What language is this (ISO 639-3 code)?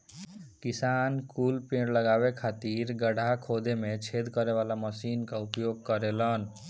bho